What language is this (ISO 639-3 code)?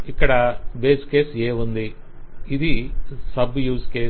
tel